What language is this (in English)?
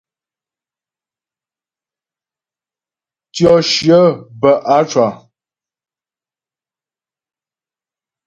Ghomala